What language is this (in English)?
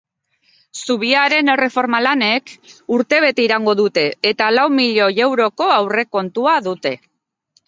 Basque